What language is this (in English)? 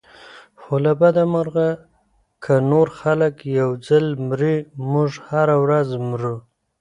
Pashto